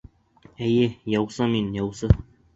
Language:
Bashkir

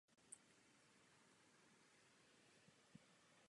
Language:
Czech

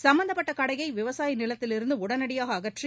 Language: Tamil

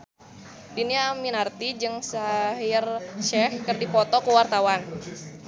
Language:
Sundanese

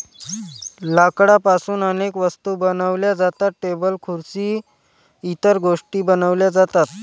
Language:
Marathi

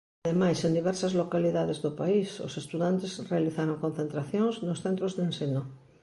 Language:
Galician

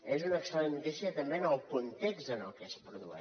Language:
Catalan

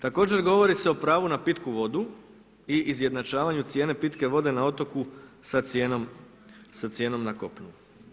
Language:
Croatian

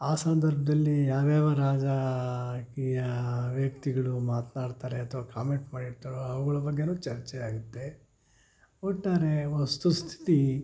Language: Kannada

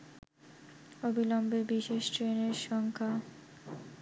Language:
Bangla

